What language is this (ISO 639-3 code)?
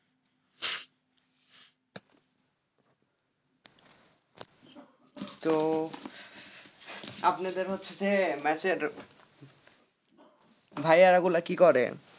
ben